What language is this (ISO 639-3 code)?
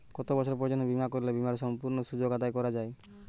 ben